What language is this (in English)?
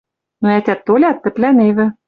Western Mari